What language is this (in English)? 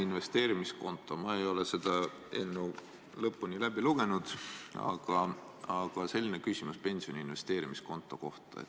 Estonian